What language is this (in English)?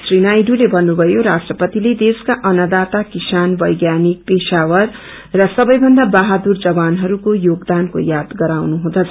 Nepali